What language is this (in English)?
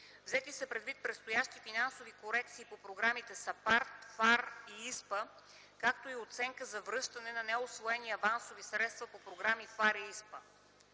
Bulgarian